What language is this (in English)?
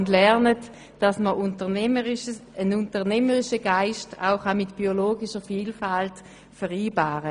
Swiss German